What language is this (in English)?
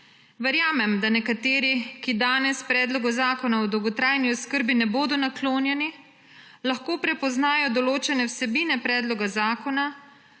Slovenian